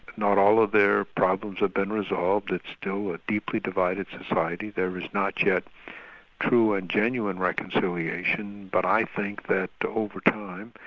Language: English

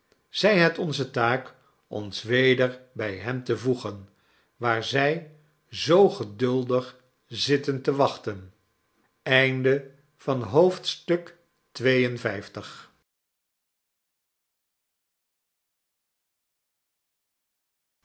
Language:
Dutch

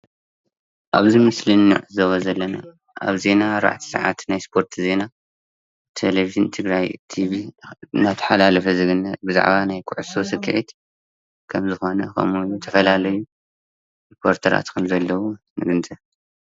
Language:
Tigrinya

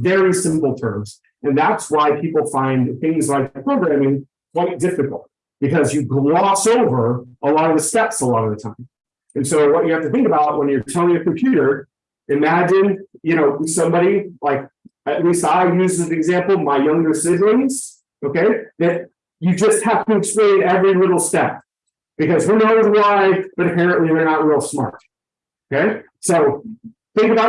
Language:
English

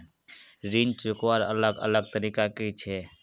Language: Magahi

